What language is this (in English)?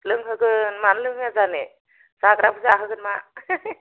Bodo